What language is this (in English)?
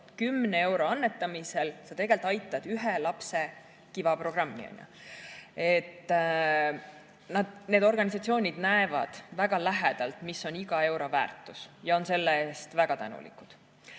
Estonian